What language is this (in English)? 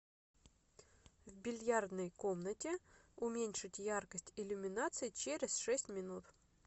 Russian